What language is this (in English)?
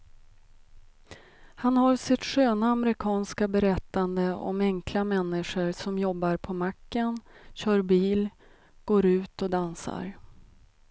Swedish